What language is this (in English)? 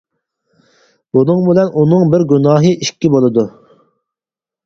Uyghur